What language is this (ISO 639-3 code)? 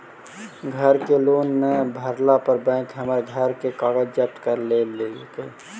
mag